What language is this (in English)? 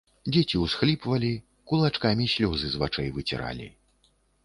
Belarusian